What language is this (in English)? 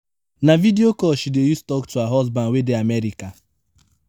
Nigerian Pidgin